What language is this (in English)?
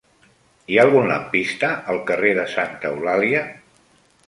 Catalan